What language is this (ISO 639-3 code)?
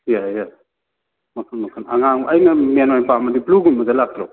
mni